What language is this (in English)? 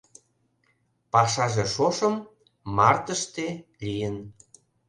Mari